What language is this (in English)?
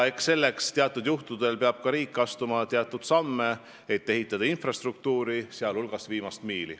Estonian